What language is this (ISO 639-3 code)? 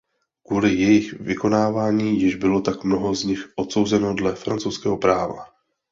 ces